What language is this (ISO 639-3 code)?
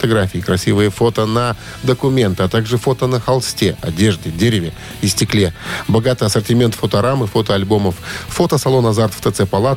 rus